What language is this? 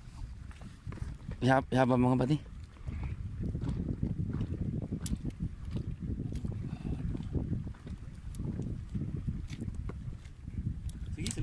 Indonesian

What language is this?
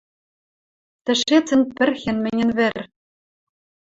Western Mari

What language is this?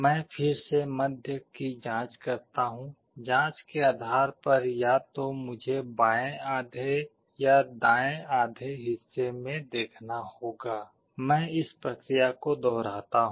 Hindi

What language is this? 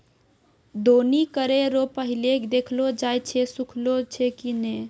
Maithili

